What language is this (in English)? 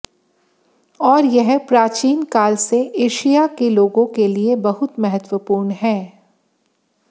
Hindi